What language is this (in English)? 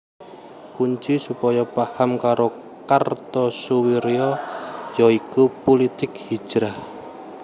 Javanese